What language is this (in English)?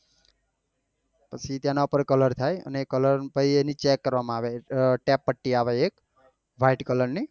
Gujarati